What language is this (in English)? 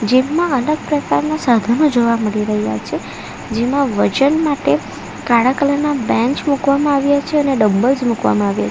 Gujarati